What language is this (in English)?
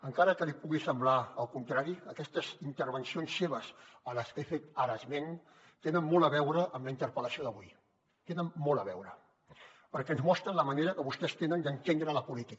Catalan